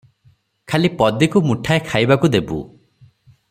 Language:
Odia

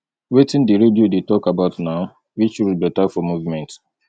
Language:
Nigerian Pidgin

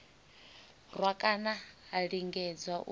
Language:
Venda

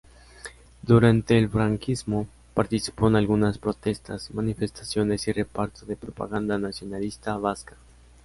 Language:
Spanish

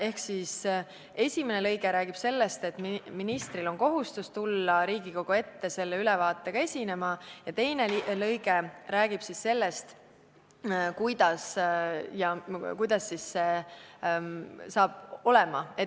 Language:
Estonian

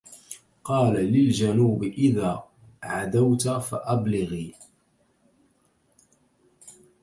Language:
Arabic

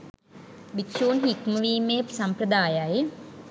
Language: Sinhala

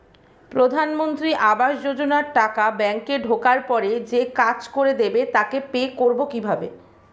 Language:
Bangla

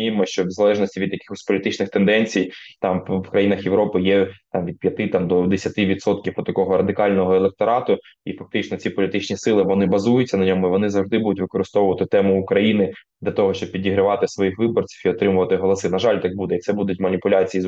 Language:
Ukrainian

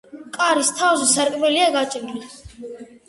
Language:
Georgian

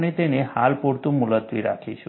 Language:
Gujarati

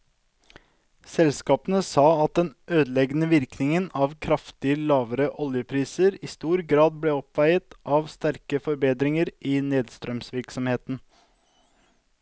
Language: Norwegian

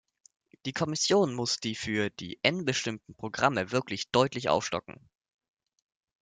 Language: German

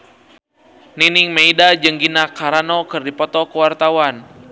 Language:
Sundanese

